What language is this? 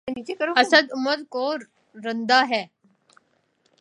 Urdu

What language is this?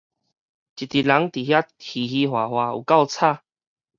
Min Nan Chinese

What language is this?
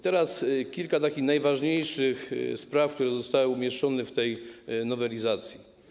Polish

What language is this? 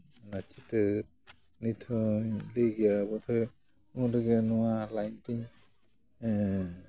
Santali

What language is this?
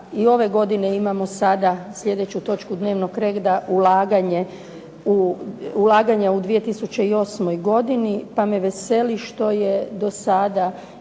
Croatian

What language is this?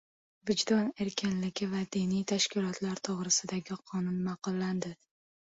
Uzbek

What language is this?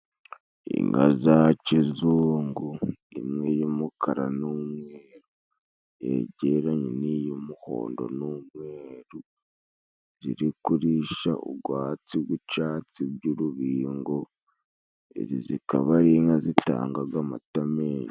Kinyarwanda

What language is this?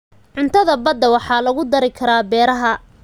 Somali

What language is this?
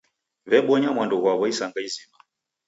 Taita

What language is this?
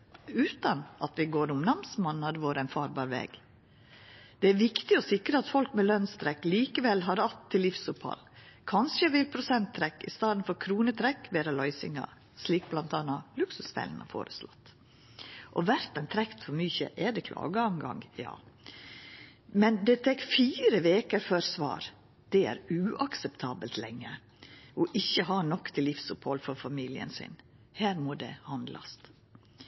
Norwegian Nynorsk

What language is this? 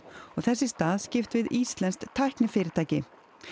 Icelandic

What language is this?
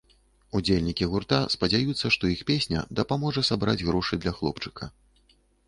Belarusian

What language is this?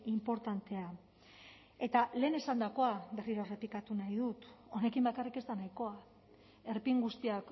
Basque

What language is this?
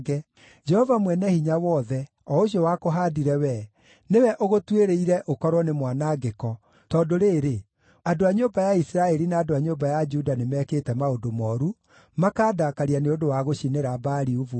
Kikuyu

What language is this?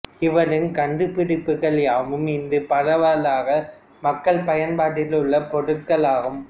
Tamil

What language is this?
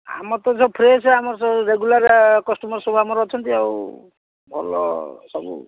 Odia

